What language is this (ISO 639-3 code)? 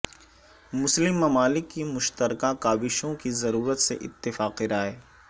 urd